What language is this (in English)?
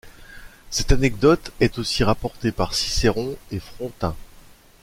French